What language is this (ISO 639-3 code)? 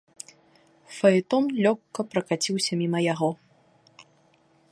bel